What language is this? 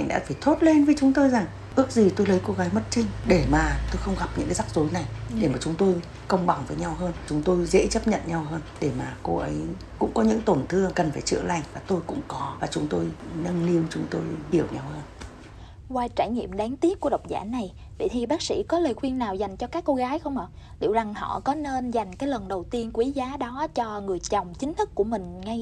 Vietnamese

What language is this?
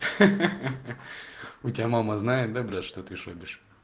Russian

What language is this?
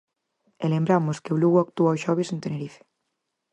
Galician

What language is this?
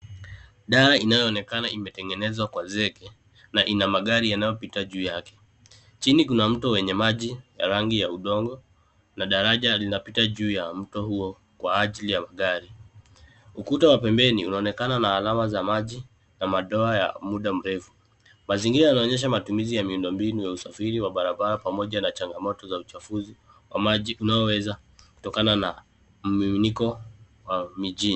Swahili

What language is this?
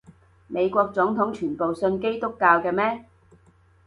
Cantonese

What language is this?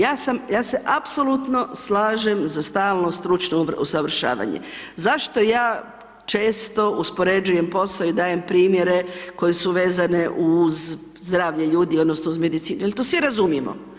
Croatian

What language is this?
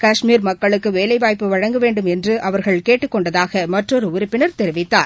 Tamil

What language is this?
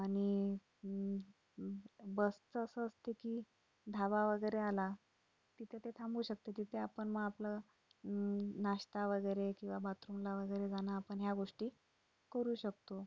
Marathi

